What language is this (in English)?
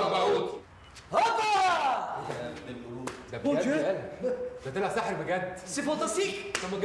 Arabic